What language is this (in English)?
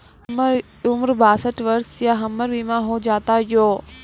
Maithili